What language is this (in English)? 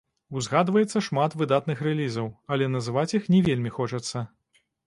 Belarusian